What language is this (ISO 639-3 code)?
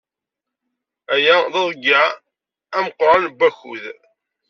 kab